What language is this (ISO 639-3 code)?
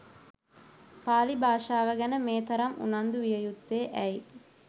sin